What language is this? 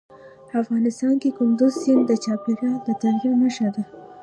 Pashto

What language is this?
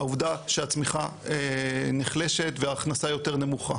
Hebrew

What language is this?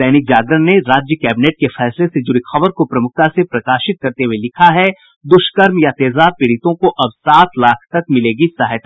Hindi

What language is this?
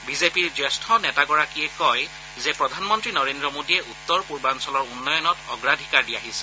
Assamese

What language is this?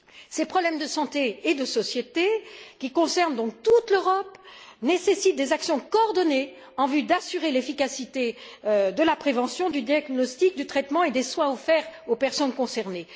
French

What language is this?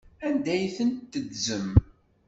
Kabyle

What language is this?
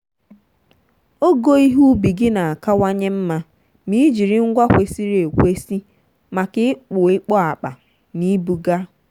Igbo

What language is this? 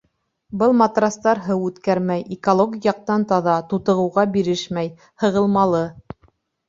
Bashkir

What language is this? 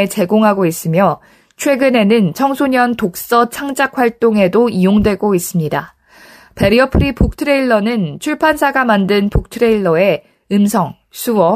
Korean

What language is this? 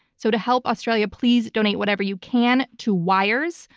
English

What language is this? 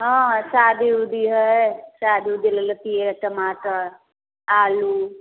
Maithili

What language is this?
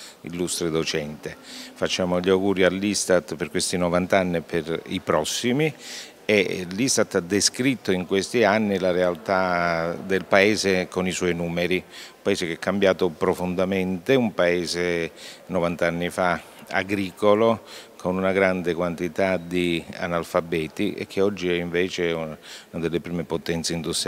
Italian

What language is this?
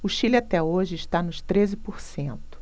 Portuguese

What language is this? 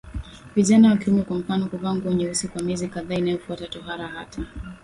Swahili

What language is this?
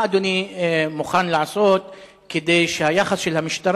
Hebrew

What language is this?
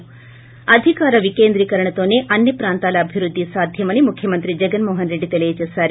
Telugu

